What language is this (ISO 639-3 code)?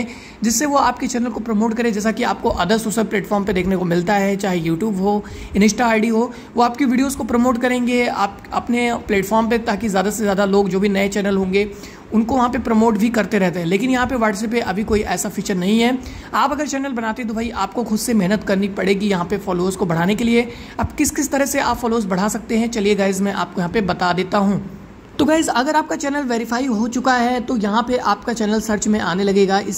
hin